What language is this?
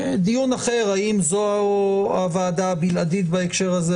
Hebrew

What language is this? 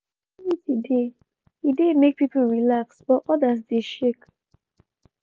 Nigerian Pidgin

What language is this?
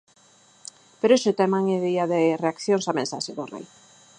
Galician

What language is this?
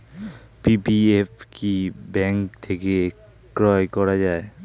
Bangla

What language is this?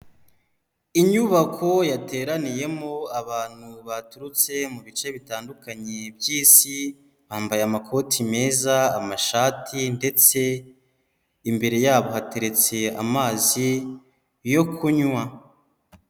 Kinyarwanda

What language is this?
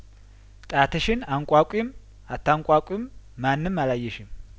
Amharic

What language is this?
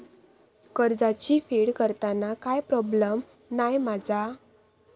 Marathi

